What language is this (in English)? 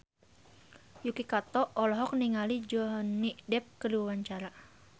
Sundanese